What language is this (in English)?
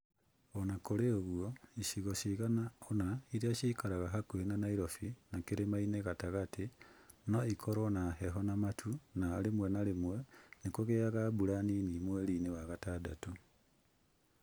Kikuyu